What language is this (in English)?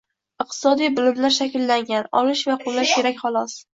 Uzbek